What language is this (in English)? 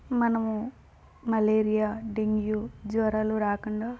Telugu